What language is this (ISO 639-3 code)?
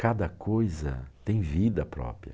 por